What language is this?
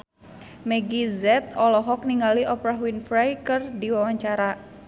Sundanese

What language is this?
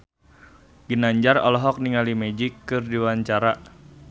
Sundanese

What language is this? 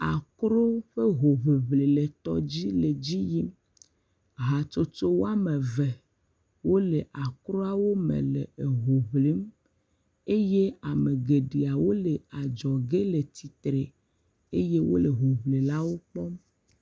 Ewe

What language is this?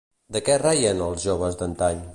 Catalan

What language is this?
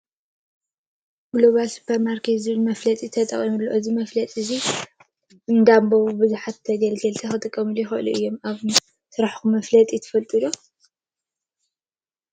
Tigrinya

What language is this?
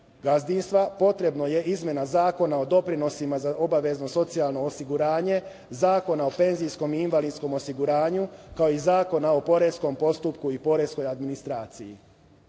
Serbian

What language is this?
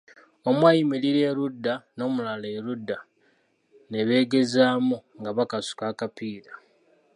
Ganda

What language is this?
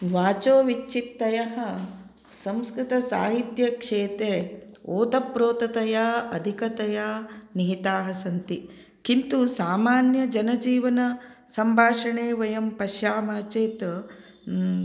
Sanskrit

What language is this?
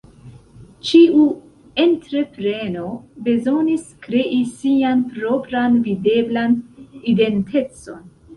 Esperanto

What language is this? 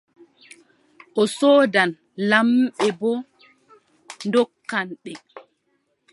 Adamawa Fulfulde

